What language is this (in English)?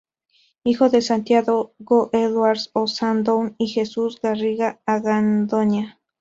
Spanish